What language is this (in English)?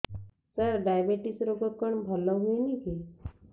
Odia